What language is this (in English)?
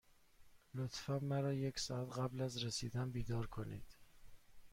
Persian